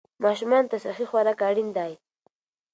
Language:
Pashto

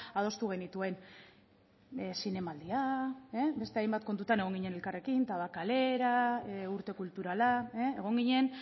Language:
Basque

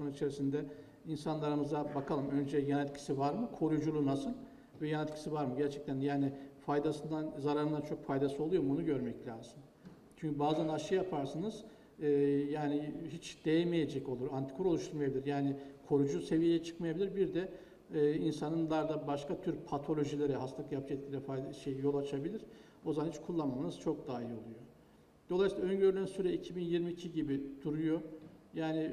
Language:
Turkish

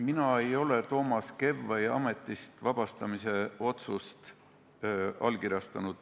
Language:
Estonian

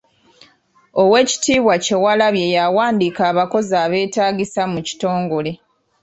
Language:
Ganda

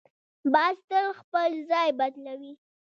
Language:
Pashto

